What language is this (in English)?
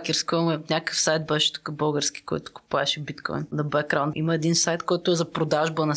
Bulgarian